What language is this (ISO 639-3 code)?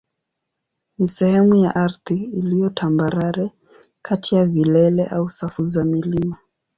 swa